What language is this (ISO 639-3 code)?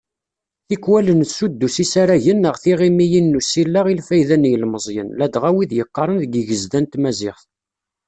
kab